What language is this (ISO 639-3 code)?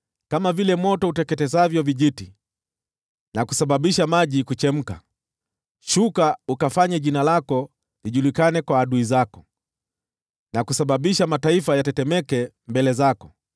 swa